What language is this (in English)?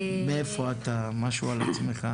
Hebrew